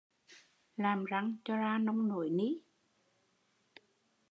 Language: Vietnamese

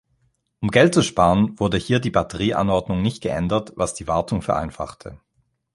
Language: German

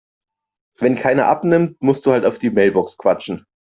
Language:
German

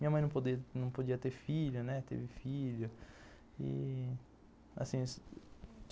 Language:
Portuguese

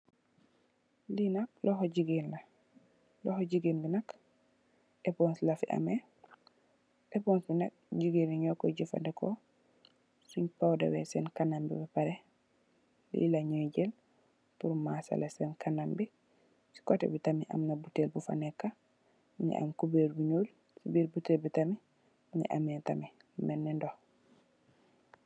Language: Wolof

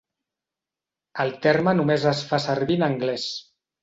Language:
Catalan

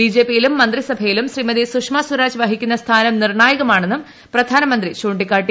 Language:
Malayalam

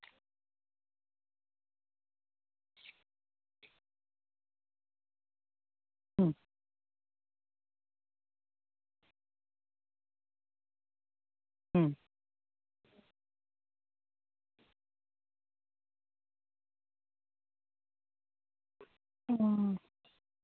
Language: Santali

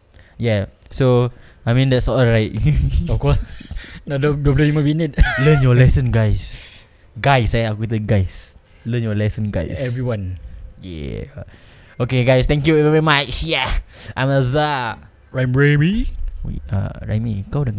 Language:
Malay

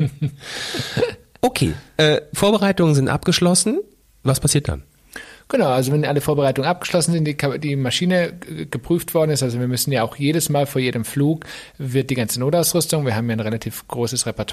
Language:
German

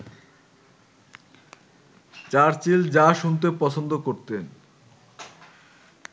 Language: Bangla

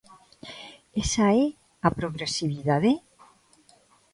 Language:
Galician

